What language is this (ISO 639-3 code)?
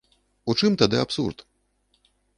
bel